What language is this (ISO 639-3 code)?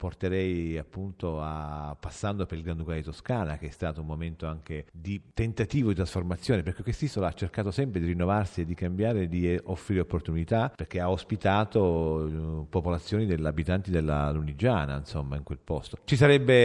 ita